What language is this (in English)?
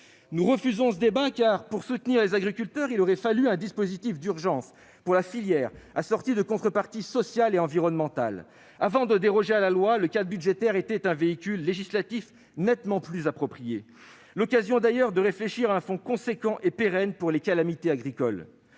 French